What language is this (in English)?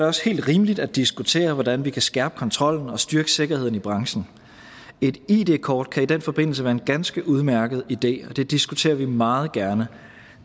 Danish